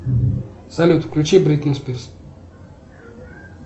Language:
Russian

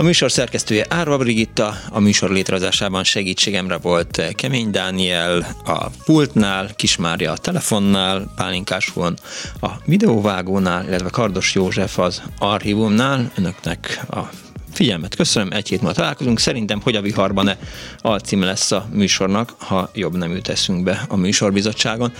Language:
Hungarian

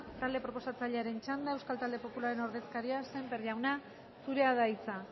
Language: Basque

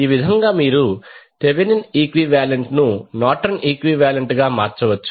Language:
Telugu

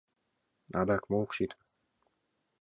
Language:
Mari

